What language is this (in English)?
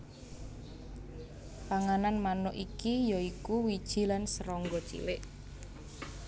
Javanese